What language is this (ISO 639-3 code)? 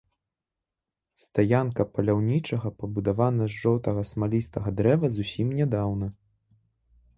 bel